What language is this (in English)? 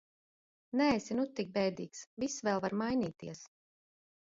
Latvian